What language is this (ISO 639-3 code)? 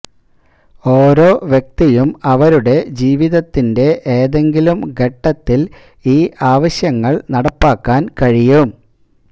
mal